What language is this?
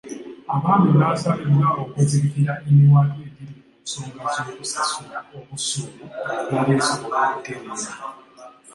Ganda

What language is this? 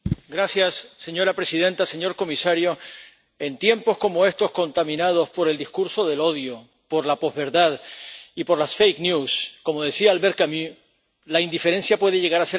Spanish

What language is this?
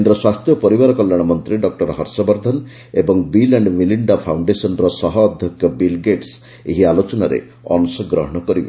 Odia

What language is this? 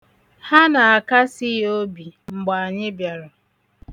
Igbo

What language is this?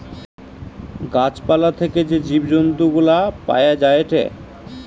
Bangla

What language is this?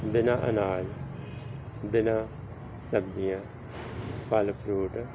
Punjabi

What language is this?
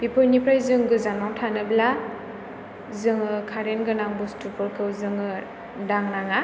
Bodo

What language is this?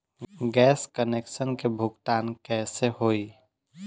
Bhojpuri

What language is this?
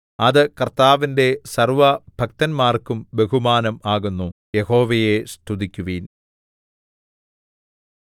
Malayalam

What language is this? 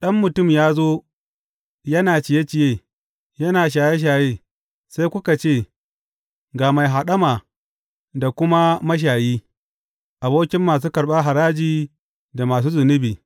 Hausa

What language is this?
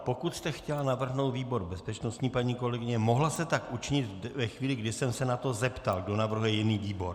Czech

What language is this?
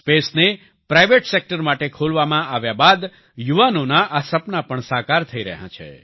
Gujarati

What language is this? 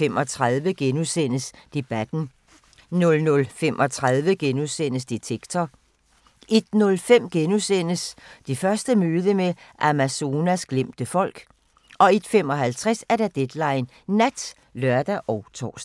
Danish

